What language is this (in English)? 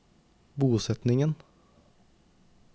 Norwegian